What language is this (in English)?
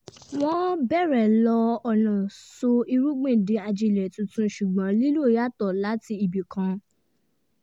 Yoruba